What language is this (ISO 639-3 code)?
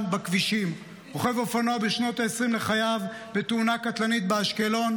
heb